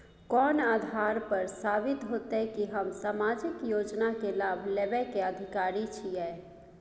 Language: Maithili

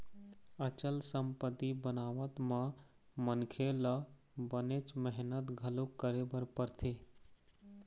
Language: Chhattisgarhi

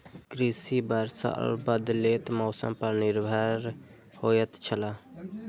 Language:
Maithili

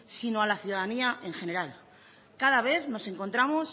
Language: Spanish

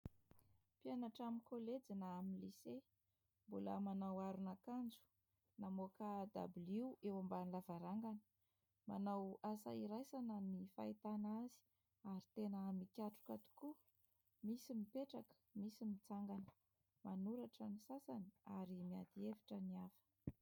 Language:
Malagasy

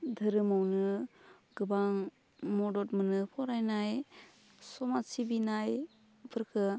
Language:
Bodo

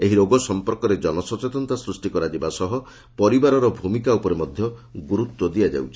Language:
Odia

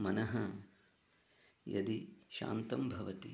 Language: Sanskrit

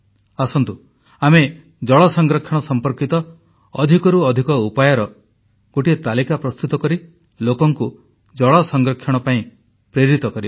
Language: Odia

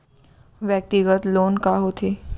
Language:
Chhattisgarhi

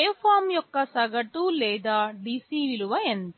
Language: Telugu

